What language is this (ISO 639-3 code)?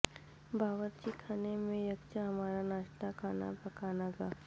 urd